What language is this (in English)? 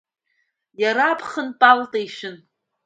Abkhazian